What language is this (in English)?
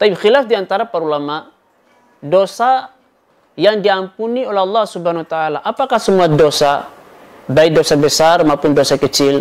Indonesian